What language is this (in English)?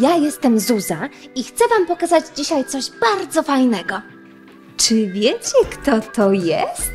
Polish